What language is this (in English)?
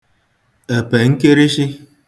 Igbo